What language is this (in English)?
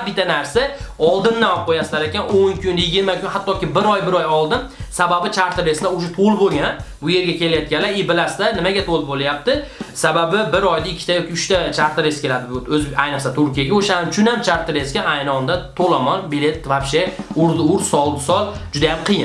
Russian